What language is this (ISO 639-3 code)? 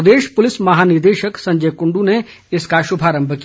hin